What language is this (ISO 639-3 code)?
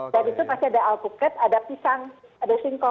ind